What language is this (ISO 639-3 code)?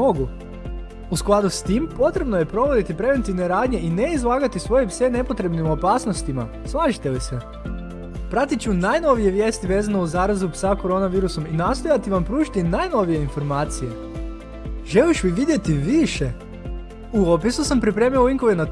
hrv